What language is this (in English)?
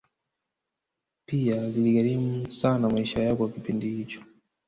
Swahili